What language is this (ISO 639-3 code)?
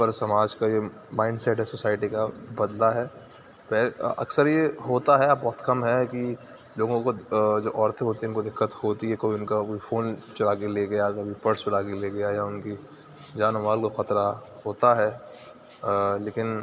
urd